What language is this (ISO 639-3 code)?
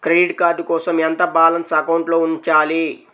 tel